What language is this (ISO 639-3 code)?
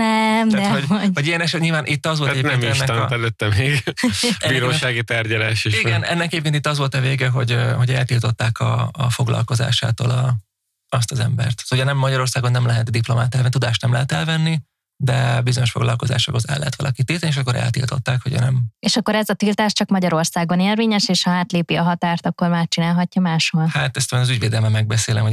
hun